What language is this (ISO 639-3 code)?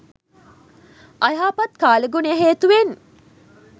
sin